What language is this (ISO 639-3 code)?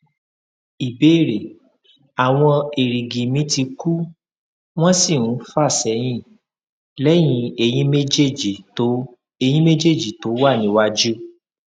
yor